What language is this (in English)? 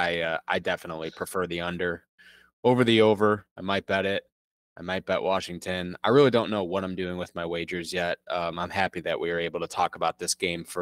English